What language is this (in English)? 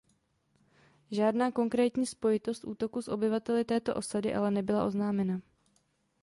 Czech